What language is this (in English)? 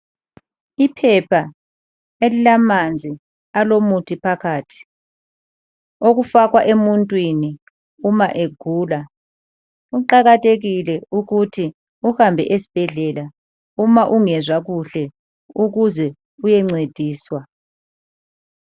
North Ndebele